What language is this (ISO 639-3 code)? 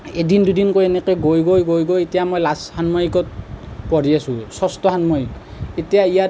asm